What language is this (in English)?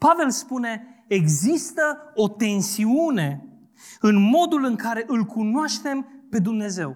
Romanian